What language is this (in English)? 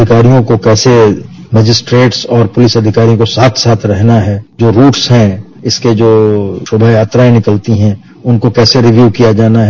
Hindi